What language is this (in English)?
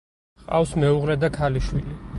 Georgian